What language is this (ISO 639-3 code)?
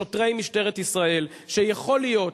heb